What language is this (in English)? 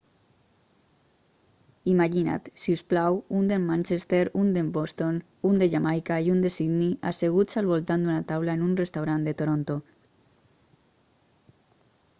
Catalan